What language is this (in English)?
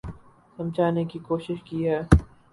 Urdu